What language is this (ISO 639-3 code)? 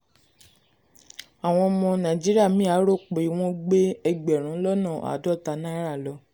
yor